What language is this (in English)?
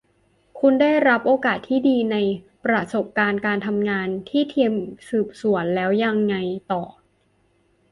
Thai